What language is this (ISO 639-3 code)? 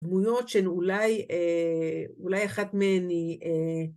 heb